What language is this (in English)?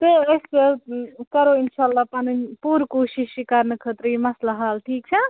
Kashmiri